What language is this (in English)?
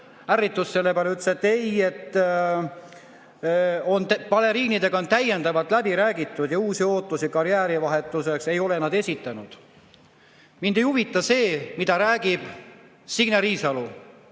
Estonian